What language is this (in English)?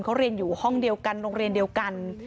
Thai